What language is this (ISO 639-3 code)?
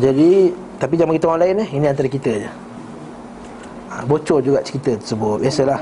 msa